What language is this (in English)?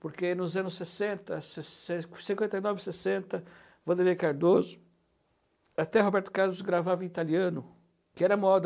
Portuguese